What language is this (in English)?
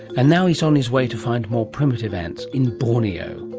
English